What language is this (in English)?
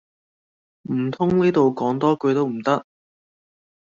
Cantonese